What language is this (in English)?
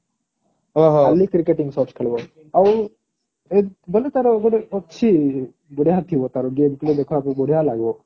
Odia